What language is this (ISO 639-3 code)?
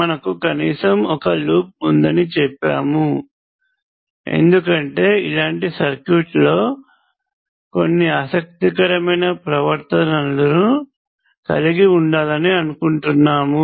tel